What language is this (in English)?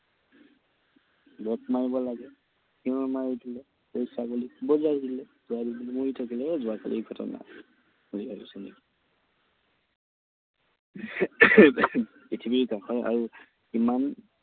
Assamese